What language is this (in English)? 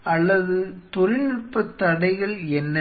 Tamil